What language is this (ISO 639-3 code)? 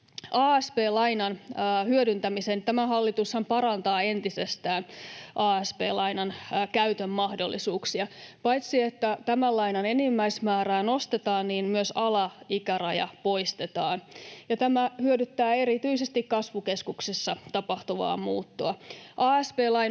fin